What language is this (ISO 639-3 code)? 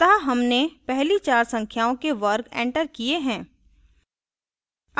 hin